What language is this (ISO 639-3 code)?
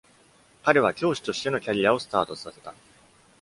jpn